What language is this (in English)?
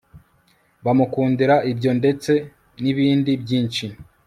Kinyarwanda